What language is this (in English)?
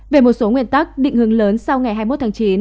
Vietnamese